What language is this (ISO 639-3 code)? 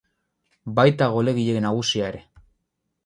eus